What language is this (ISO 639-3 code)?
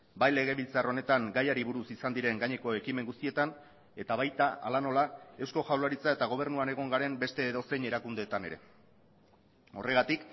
eus